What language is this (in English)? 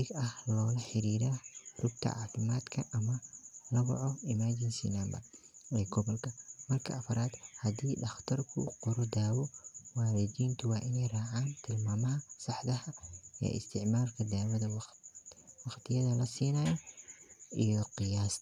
Somali